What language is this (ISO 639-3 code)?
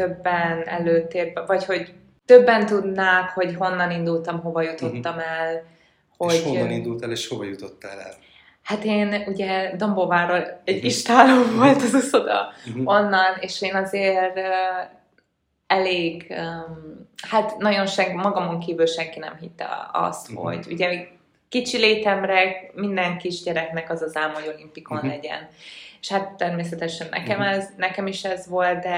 hun